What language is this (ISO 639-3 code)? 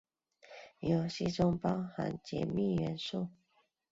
zho